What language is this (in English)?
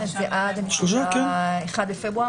Hebrew